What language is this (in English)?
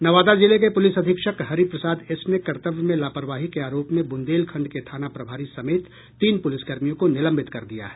Hindi